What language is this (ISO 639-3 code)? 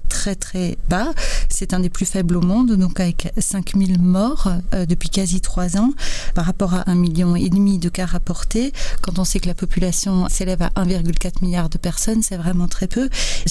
fra